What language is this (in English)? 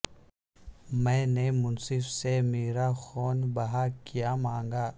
Urdu